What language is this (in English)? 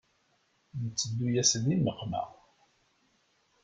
Kabyle